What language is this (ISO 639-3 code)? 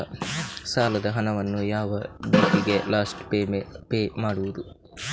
kan